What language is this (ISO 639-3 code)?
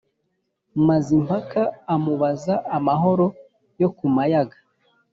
kin